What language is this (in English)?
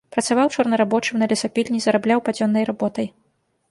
Belarusian